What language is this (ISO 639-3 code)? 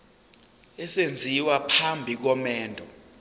zul